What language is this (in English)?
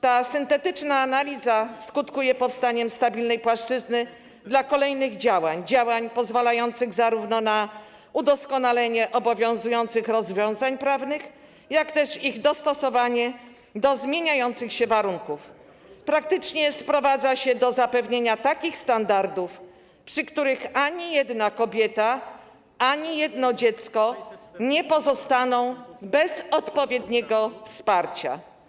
Polish